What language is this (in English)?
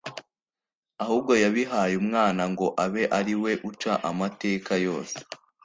Kinyarwanda